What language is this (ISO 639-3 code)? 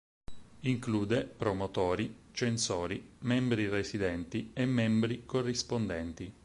ita